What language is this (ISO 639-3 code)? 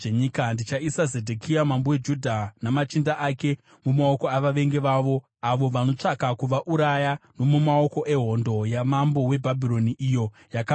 sna